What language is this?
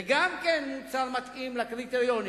Hebrew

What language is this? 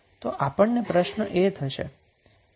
Gujarati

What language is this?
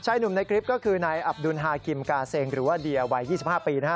Thai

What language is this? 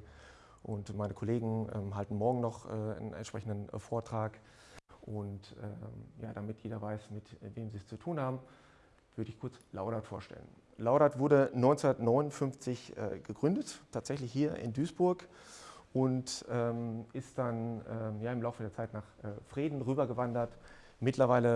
German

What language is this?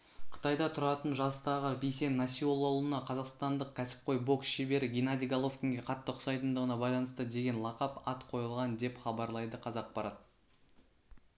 Kazakh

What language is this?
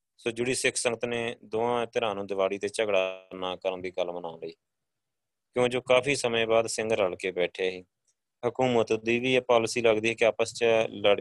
Punjabi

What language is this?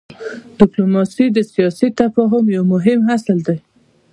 Pashto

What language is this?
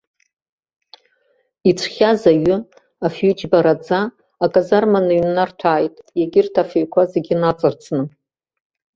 Abkhazian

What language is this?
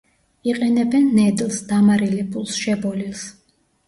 Georgian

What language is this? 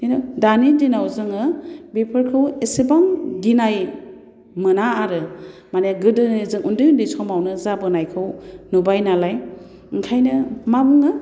Bodo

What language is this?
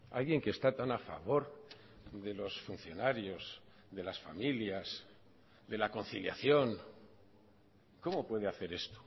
Spanish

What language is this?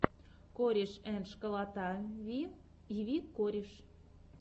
Russian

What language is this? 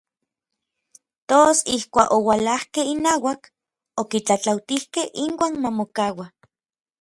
Orizaba Nahuatl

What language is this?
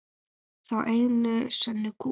Icelandic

